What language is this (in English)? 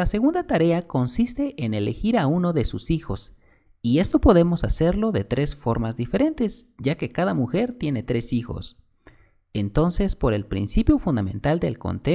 Spanish